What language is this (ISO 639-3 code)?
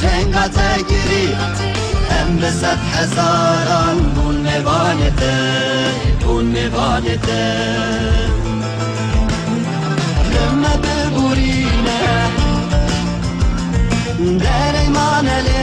ara